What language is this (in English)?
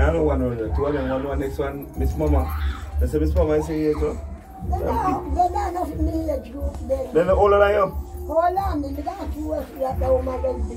English